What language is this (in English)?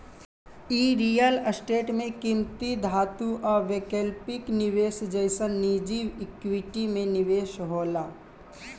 Bhojpuri